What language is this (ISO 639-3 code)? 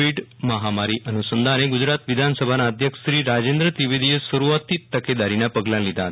guj